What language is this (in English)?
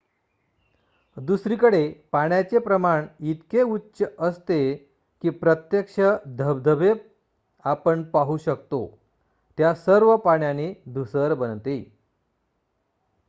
Marathi